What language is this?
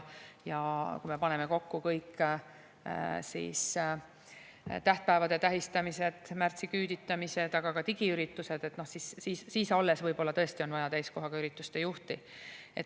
Estonian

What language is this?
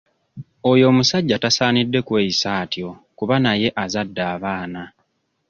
Ganda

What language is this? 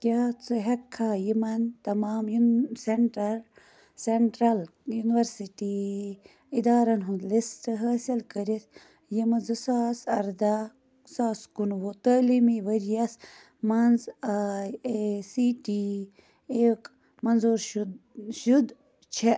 Kashmiri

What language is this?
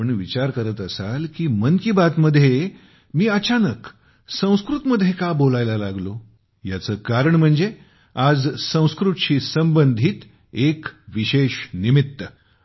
Marathi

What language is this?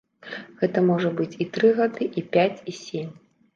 Belarusian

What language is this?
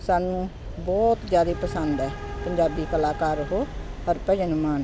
Punjabi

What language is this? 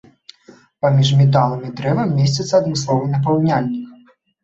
Belarusian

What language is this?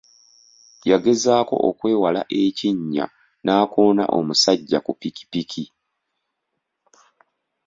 Ganda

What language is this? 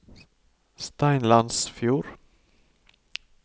Norwegian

